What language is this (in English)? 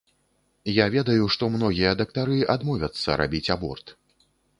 Belarusian